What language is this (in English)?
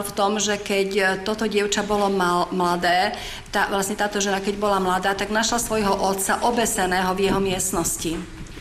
Slovak